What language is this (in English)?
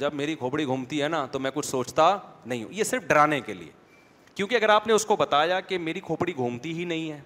Urdu